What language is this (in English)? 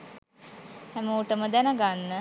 Sinhala